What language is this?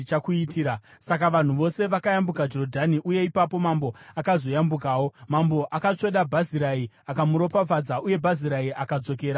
Shona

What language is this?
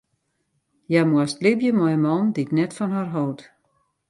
Western Frisian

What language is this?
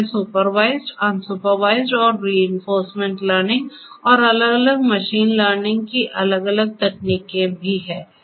Hindi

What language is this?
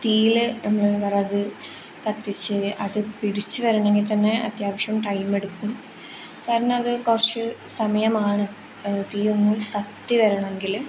Malayalam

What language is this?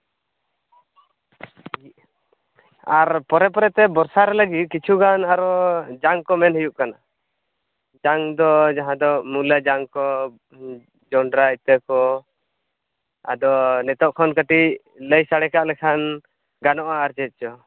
Santali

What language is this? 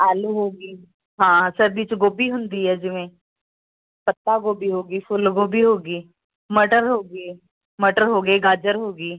Punjabi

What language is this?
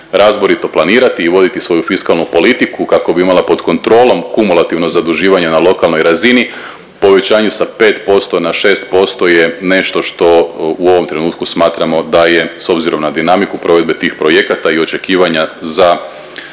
Croatian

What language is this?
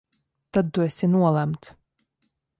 Latvian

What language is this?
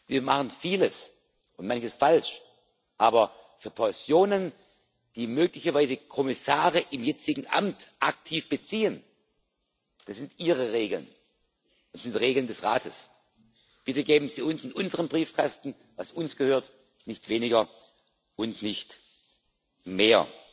German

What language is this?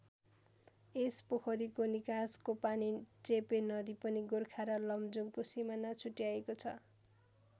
Nepali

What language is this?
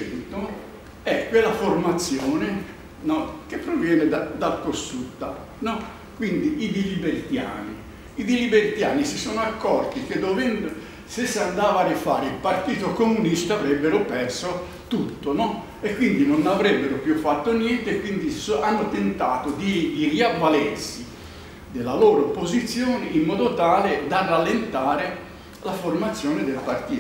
Italian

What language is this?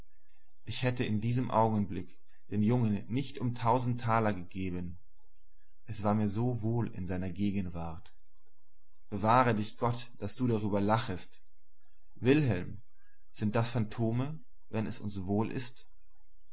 German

